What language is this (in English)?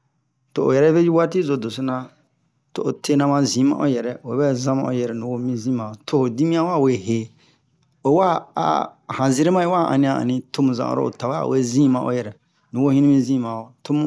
Bomu